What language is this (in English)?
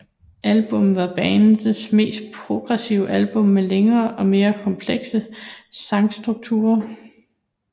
Danish